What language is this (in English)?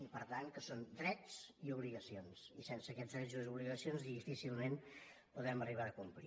Catalan